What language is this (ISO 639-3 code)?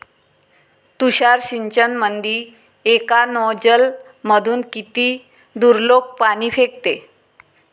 mar